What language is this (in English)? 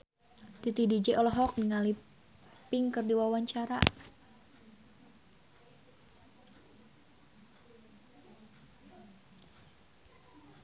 Sundanese